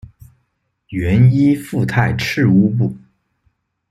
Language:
Chinese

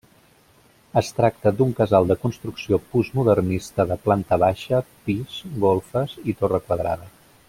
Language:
Catalan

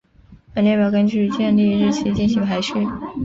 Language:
Chinese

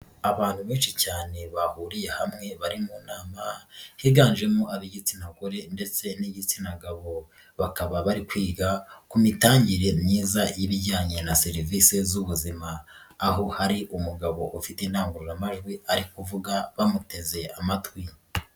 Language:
Kinyarwanda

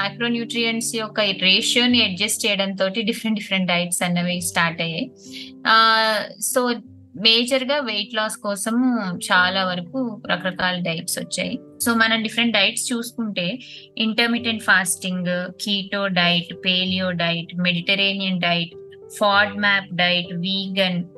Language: Telugu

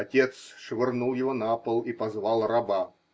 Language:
Russian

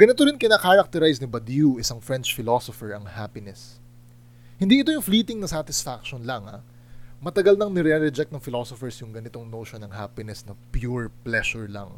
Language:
Filipino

